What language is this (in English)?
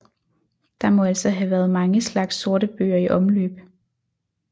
Danish